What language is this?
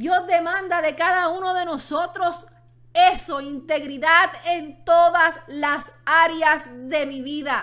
Spanish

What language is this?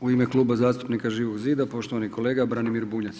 Croatian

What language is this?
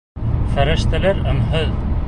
Bashkir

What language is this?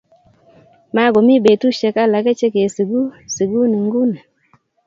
Kalenjin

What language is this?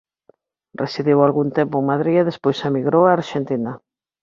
Galician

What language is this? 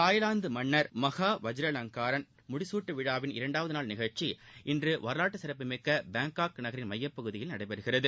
Tamil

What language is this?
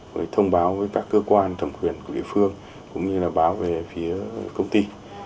Vietnamese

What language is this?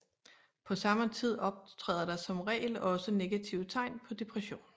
Danish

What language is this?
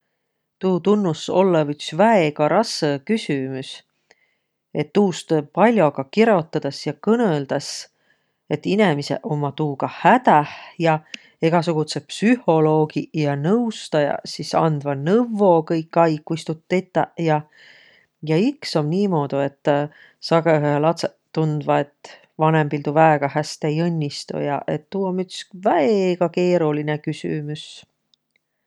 Võro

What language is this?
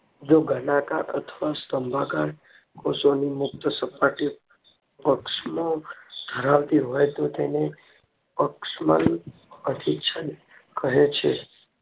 Gujarati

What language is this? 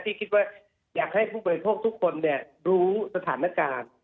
Thai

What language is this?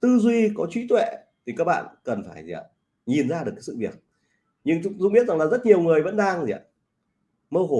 Vietnamese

